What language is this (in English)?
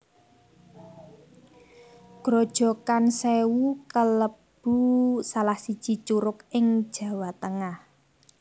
Javanese